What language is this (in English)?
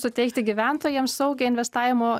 Lithuanian